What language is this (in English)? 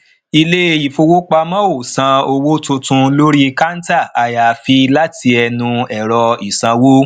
Yoruba